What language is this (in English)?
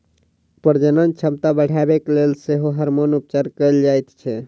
Maithili